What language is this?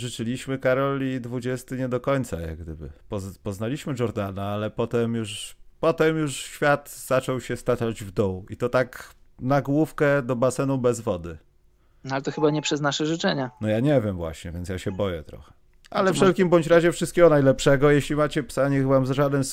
Polish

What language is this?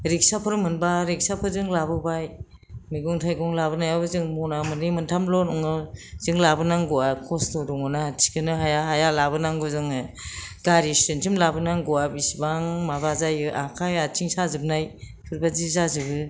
Bodo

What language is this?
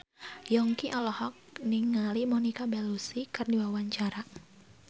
Sundanese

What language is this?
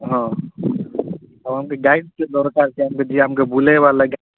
Odia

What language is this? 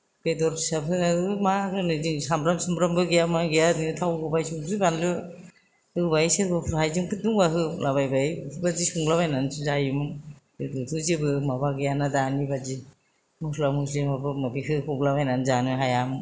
Bodo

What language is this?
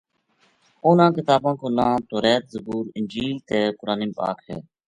Gujari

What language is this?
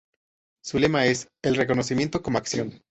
Spanish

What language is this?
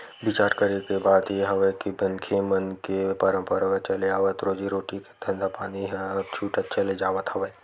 Chhattisgarhi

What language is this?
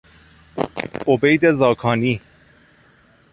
Persian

